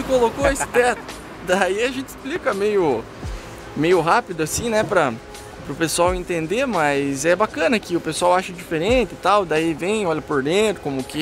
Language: Portuguese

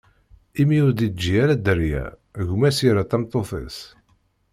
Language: Kabyle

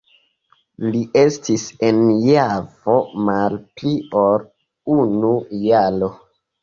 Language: Esperanto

